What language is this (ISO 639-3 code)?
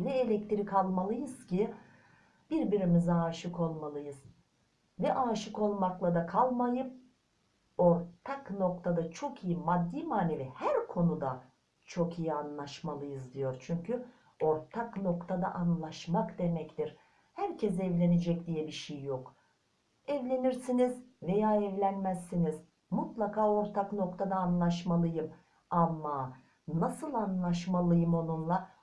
tur